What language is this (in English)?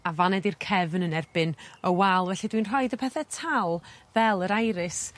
Welsh